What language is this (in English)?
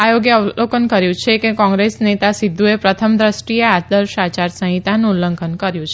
Gujarati